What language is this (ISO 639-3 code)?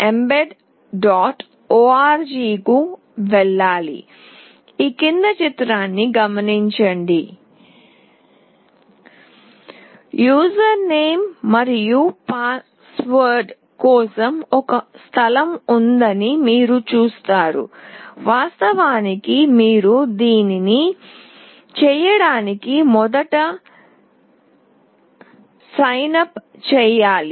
tel